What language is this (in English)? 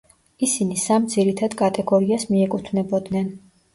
Georgian